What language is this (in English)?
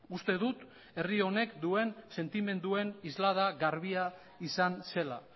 Basque